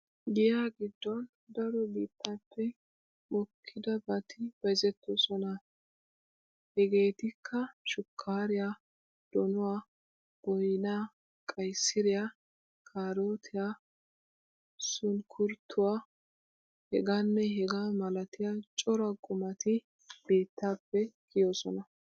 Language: Wolaytta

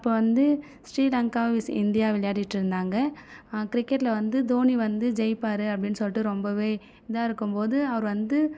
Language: Tamil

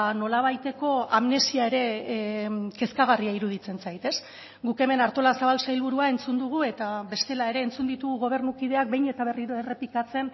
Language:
Basque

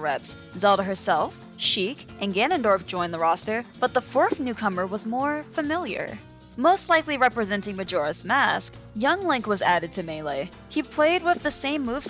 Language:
English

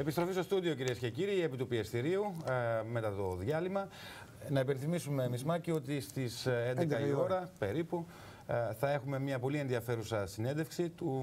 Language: Greek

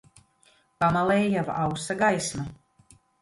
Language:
Latvian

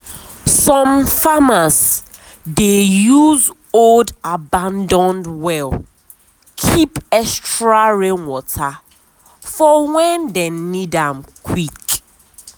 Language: Nigerian Pidgin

